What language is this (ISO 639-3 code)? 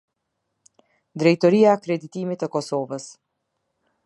sqi